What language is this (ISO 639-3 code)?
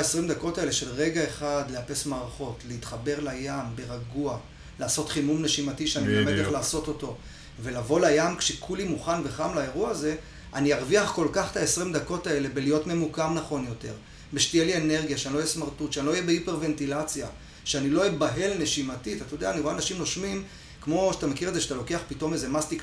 heb